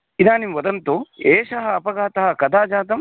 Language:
Sanskrit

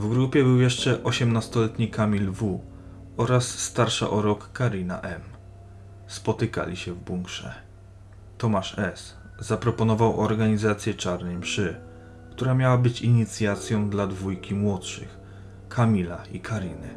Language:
Polish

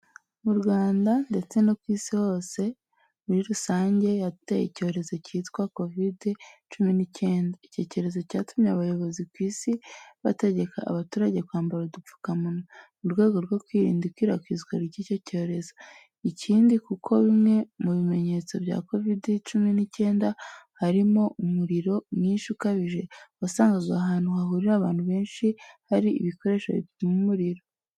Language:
Kinyarwanda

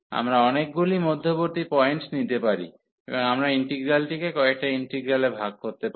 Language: Bangla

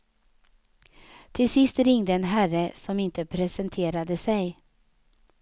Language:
Swedish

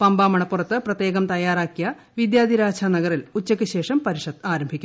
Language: Malayalam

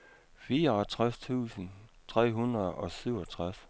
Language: Danish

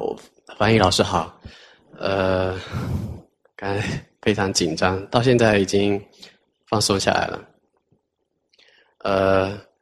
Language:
Chinese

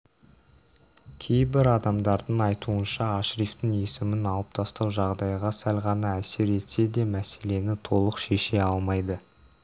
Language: Kazakh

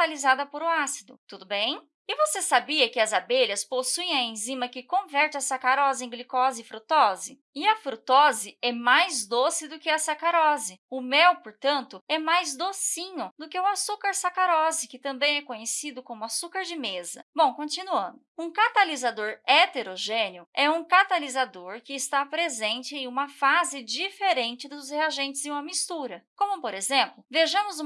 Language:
Portuguese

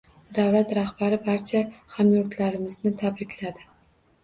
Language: Uzbek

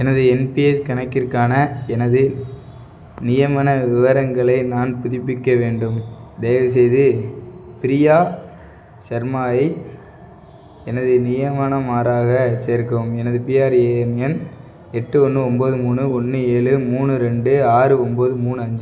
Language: Tamil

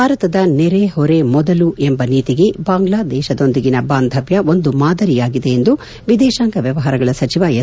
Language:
Kannada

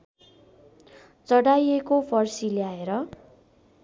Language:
Nepali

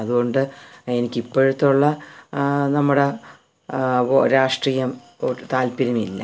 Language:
Malayalam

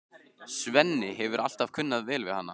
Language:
Icelandic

